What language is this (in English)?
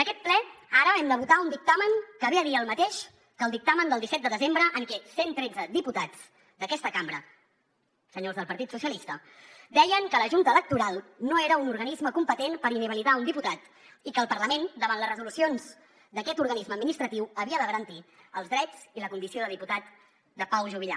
Catalan